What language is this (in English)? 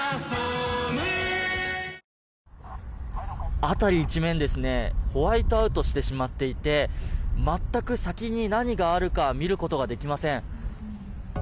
Japanese